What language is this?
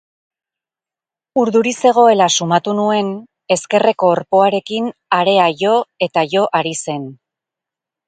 Basque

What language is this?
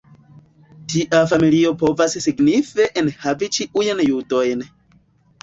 Esperanto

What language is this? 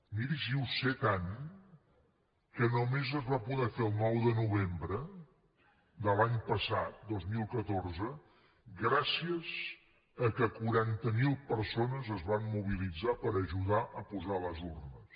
Catalan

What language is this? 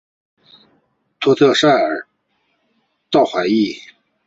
Chinese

